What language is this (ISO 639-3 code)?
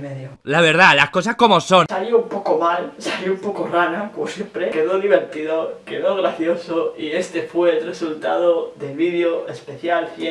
spa